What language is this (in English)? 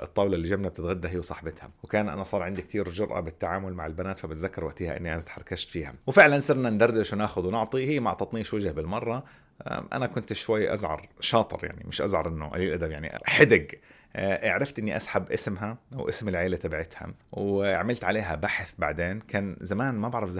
Arabic